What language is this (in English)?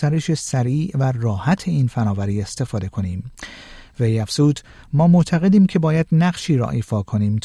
Persian